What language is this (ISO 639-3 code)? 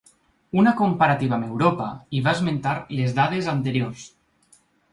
cat